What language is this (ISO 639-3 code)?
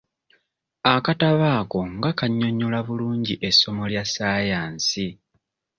lug